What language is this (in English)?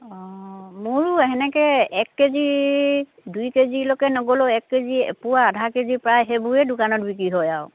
Assamese